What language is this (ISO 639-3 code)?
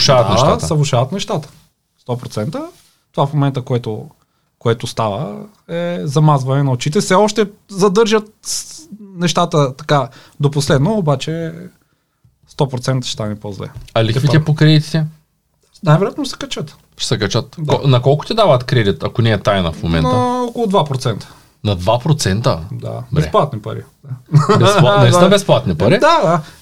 bul